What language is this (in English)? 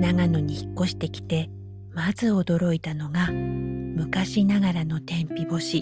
Japanese